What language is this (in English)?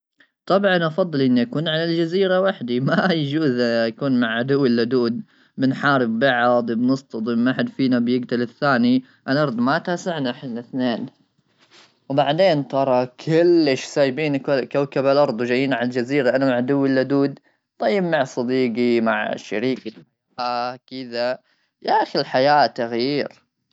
Gulf Arabic